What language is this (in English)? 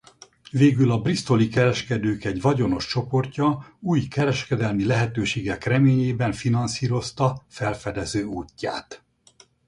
Hungarian